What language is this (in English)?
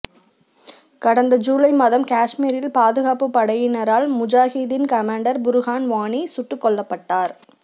Tamil